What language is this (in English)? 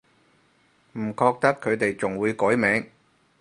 Cantonese